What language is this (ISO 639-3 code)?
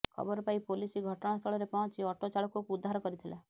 ori